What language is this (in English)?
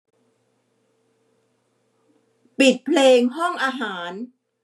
Thai